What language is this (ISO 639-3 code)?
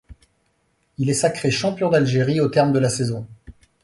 fra